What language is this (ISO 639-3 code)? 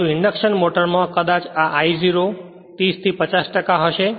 guj